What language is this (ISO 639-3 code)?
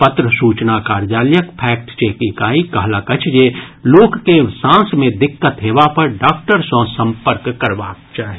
mai